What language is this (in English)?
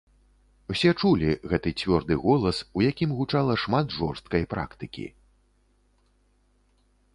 Belarusian